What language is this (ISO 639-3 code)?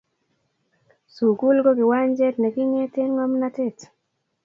kln